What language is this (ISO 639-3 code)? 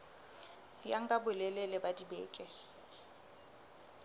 sot